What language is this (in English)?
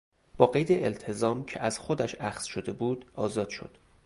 Persian